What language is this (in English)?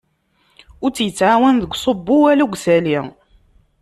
Kabyle